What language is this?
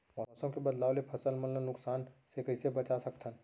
Chhattisgarhi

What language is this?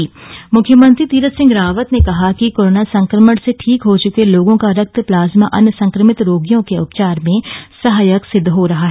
Hindi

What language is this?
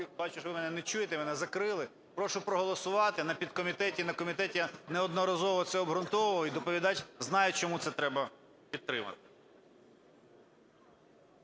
Ukrainian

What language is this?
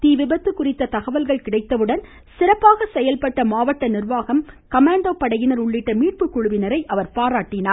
Tamil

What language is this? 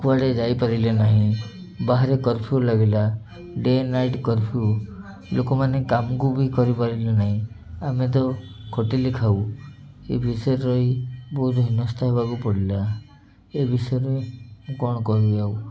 Odia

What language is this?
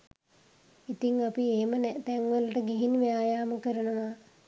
Sinhala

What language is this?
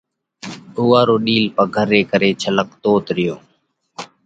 Parkari Koli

